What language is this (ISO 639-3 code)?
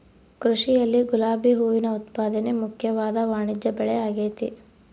kan